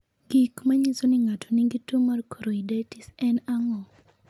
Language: Luo (Kenya and Tanzania)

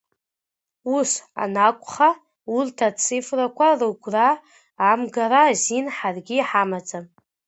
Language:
Abkhazian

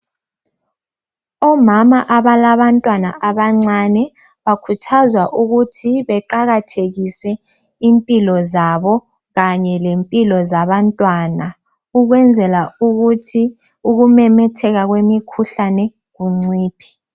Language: North Ndebele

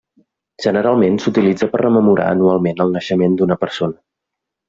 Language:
Catalan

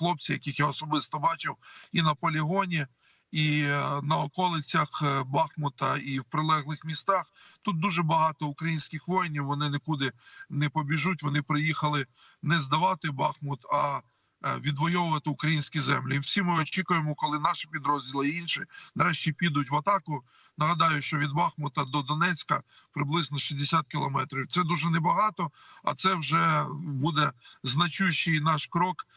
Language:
Ukrainian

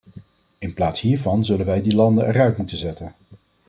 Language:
Dutch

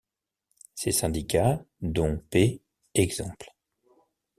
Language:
French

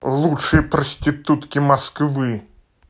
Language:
Russian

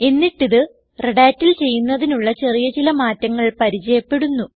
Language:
Malayalam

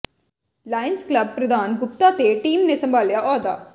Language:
Punjabi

